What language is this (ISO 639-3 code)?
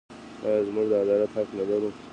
pus